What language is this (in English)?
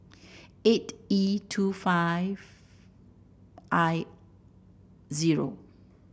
English